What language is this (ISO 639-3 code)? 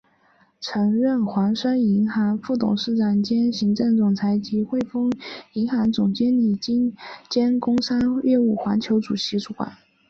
zho